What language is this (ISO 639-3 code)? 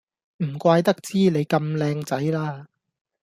yue